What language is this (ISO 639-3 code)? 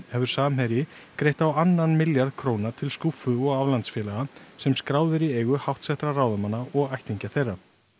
isl